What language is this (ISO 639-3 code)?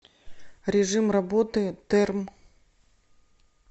rus